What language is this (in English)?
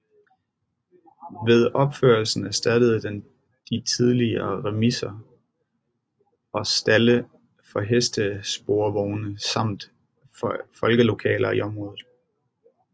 Danish